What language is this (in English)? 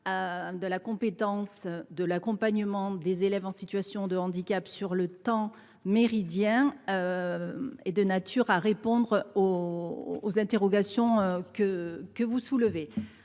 French